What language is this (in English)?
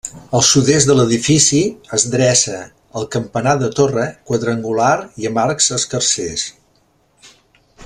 Catalan